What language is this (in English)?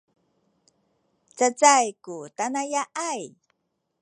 Sakizaya